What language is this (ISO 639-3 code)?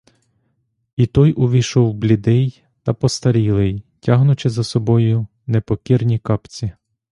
ukr